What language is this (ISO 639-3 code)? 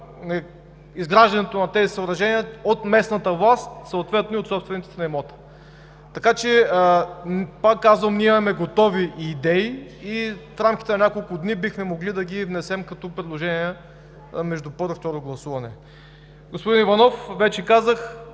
bul